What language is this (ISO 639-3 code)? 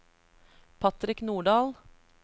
nor